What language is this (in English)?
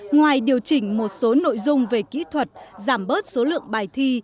Vietnamese